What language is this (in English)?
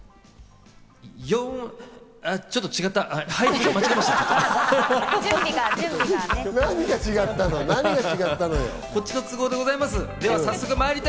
Japanese